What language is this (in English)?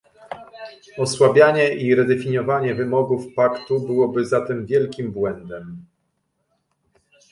Polish